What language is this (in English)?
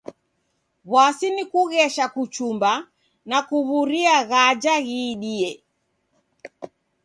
Taita